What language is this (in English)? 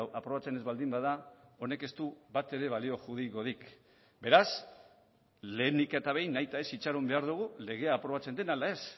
Basque